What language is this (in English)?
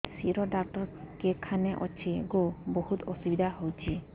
Odia